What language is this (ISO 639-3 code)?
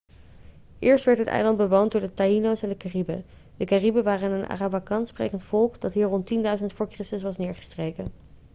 nld